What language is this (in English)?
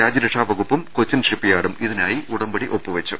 Malayalam